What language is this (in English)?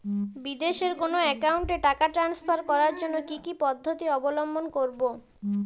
Bangla